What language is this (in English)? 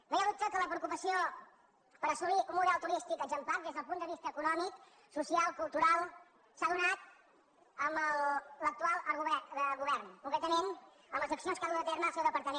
Catalan